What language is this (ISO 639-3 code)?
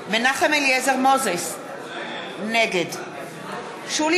heb